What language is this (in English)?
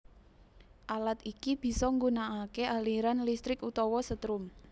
Javanese